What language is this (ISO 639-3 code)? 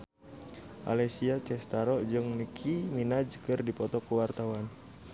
sun